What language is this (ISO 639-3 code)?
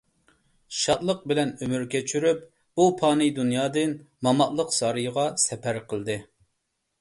uig